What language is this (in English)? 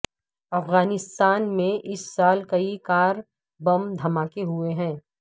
Urdu